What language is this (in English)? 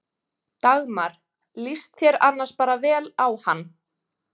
Icelandic